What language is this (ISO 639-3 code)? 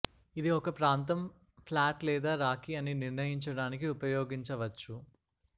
tel